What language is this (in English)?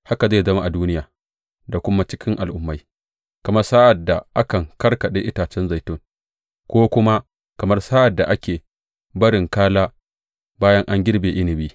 Hausa